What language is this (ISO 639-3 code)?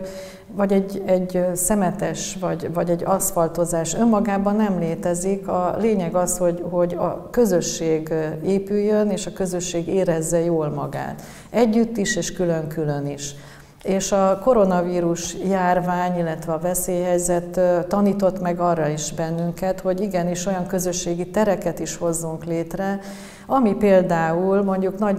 hun